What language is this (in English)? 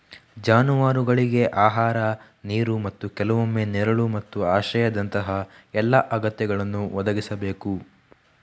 Kannada